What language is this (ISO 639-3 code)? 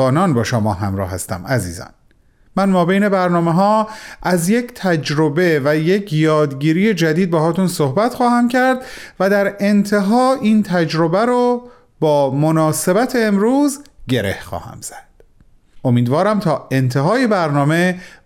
fas